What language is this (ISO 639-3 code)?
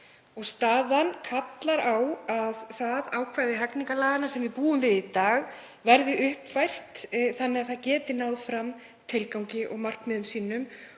isl